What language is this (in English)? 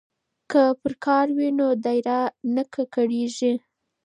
Pashto